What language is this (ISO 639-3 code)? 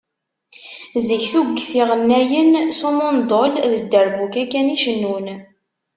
kab